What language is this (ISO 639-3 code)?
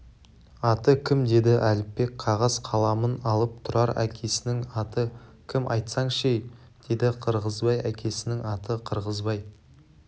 kaz